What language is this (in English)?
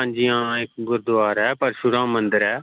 Dogri